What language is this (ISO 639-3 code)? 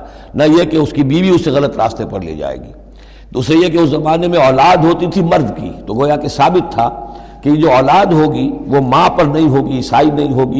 urd